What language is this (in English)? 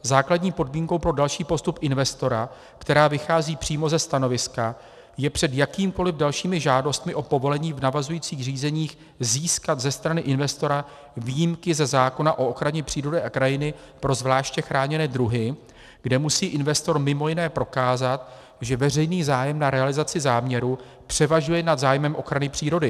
Czech